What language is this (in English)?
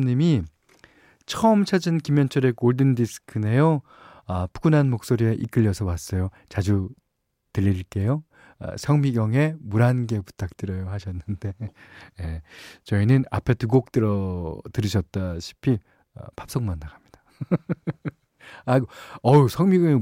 Korean